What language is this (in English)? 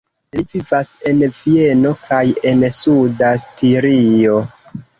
Esperanto